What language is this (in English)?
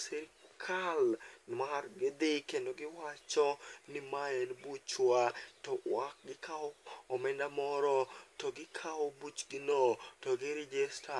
Luo (Kenya and Tanzania)